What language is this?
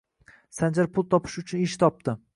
Uzbek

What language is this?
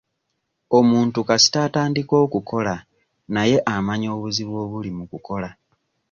Ganda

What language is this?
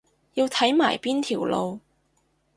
Cantonese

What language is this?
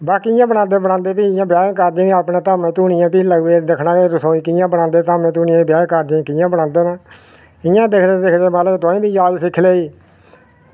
Dogri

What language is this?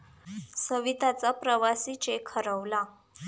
Marathi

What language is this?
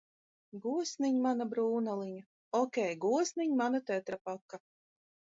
Latvian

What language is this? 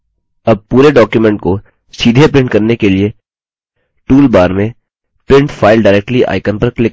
Hindi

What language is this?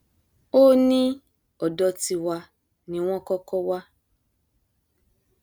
Yoruba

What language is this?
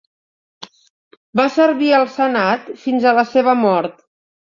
Catalan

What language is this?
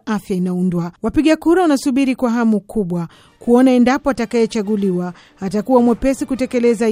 Swahili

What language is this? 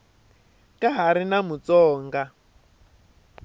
Tsonga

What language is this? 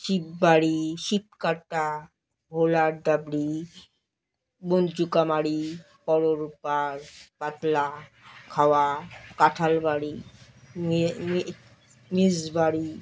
Bangla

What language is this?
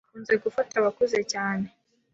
Kinyarwanda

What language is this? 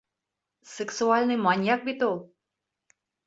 Bashkir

